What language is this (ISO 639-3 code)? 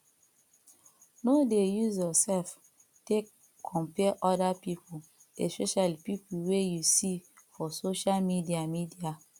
pcm